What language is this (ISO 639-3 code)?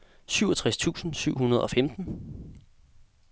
dan